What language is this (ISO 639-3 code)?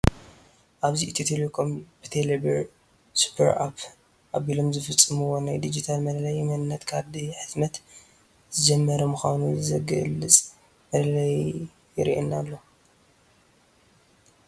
tir